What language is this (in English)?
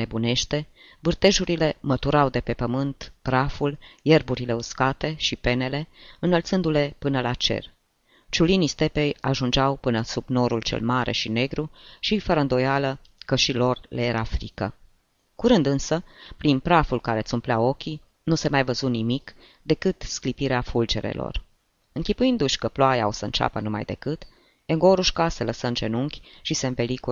Romanian